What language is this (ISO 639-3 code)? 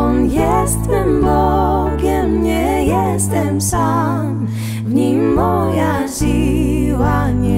pol